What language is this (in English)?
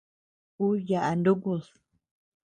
Tepeuxila Cuicatec